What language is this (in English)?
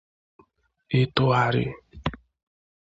Igbo